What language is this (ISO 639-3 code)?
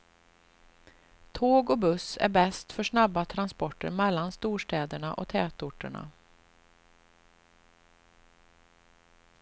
swe